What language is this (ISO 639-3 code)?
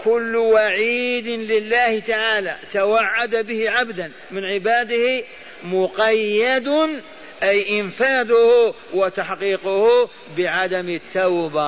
ara